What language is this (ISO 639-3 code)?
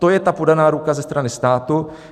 ces